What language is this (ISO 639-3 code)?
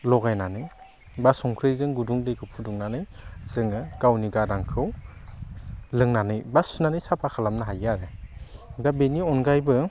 brx